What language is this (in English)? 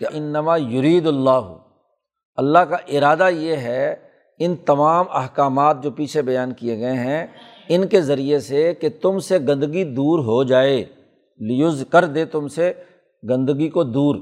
Urdu